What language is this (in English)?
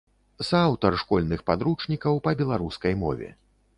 Belarusian